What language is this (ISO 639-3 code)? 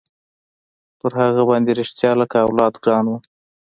pus